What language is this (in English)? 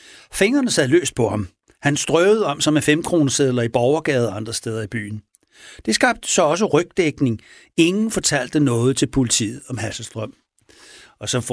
Danish